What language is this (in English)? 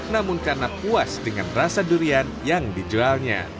Indonesian